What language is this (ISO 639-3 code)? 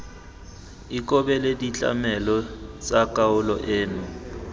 tsn